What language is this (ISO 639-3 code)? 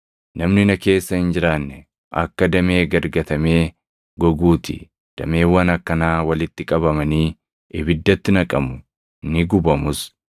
orm